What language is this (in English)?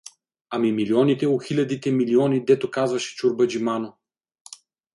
Bulgarian